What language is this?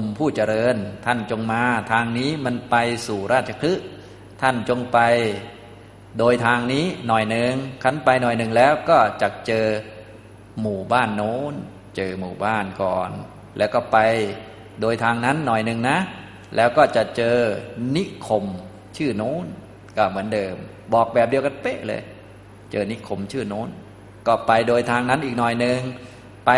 Thai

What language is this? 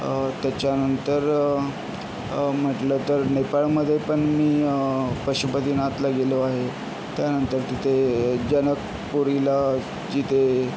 Marathi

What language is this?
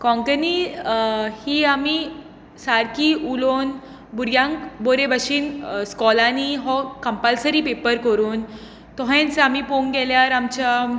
Konkani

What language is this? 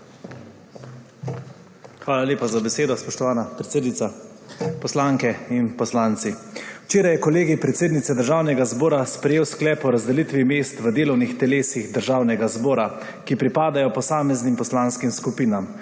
Slovenian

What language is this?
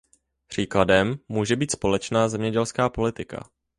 Czech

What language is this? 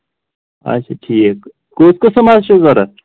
Kashmiri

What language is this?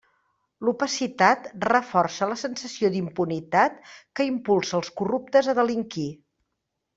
Catalan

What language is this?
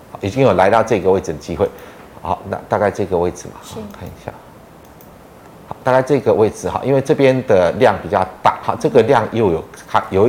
Chinese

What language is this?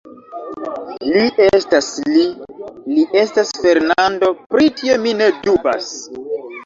Esperanto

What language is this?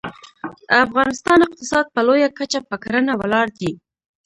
Pashto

